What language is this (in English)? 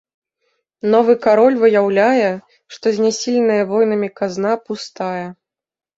Belarusian